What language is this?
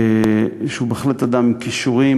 Hebrew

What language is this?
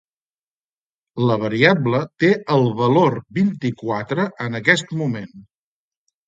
Catalan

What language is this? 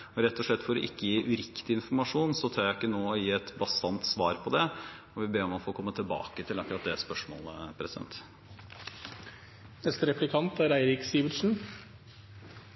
Norwegian Bokmål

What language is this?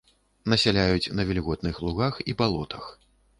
Belarusian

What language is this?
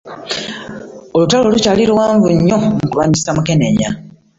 Ganda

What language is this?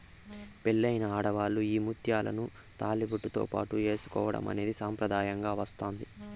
Telugu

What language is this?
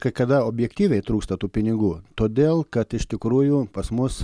Lithuanian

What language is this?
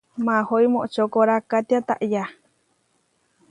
Huarijio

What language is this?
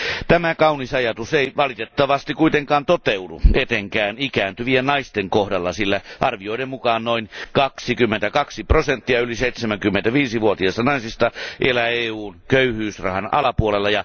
Finnish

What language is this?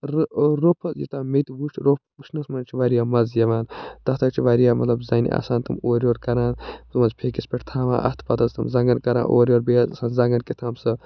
Kashmiri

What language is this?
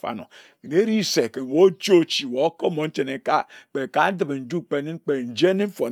Ejagham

